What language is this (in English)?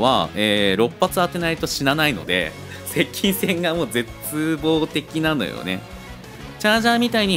Japanese